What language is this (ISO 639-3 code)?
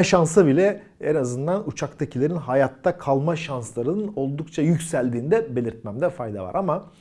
tur